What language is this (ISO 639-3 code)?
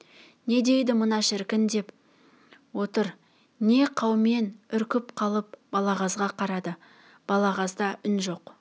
kaz